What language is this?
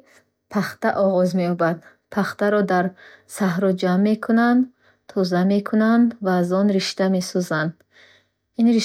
Bukharic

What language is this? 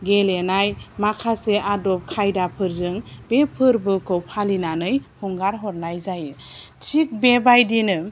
Bodo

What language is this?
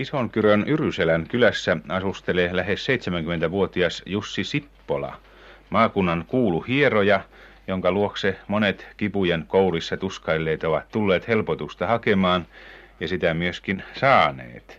Finnish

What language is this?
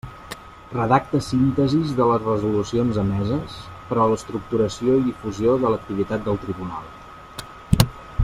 Catalan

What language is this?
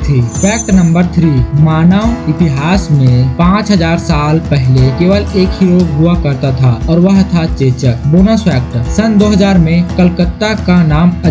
Hindi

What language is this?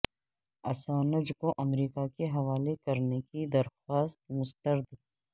Urdu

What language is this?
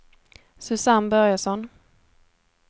Swedish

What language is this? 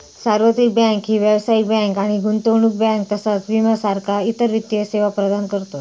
Marathi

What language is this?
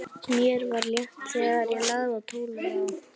Icelandic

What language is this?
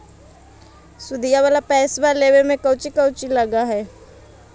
Magahi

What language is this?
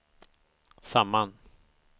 Swedish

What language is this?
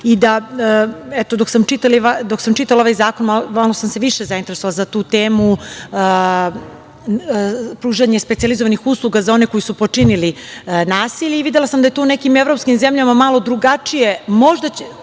Serbian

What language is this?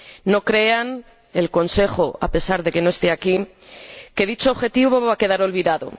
Spanish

